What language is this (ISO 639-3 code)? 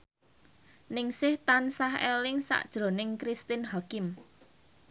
jav